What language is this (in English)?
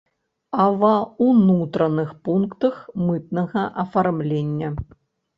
Belarusian